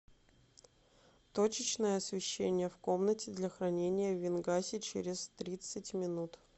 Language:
Russian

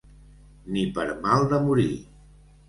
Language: Catalan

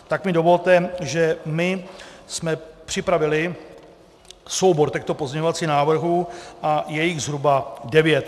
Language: Czech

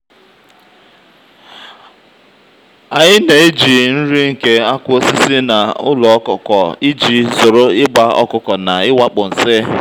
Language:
Igbo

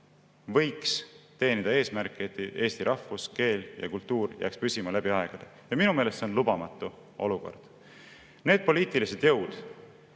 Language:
Estonian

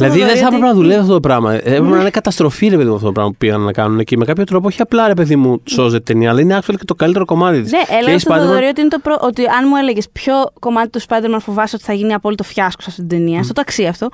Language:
Greek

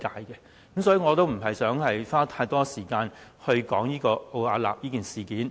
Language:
Cantonese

